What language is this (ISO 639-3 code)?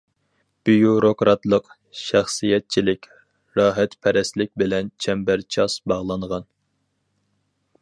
uig